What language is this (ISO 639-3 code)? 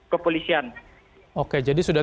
ind